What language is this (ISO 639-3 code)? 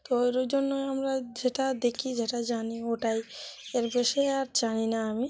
ben